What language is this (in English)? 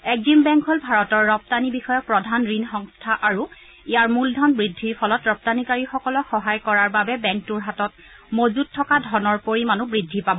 Assamese